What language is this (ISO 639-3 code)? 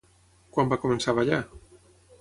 cat